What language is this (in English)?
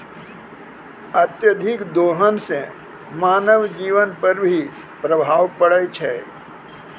Maithili